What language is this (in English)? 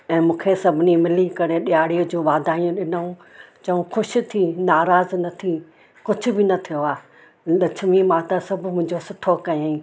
Sindhi